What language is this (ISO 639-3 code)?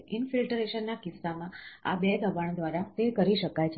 guj